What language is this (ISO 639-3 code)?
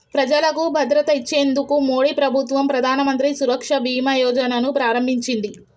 tel